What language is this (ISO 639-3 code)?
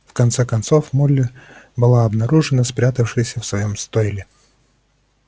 rus